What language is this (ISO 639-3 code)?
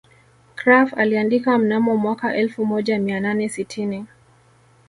swa